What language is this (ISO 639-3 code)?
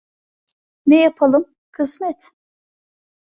tur